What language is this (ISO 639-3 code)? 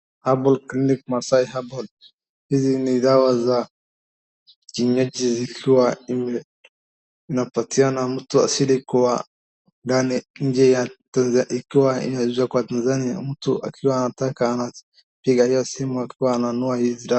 swa